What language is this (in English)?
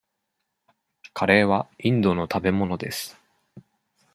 Japanese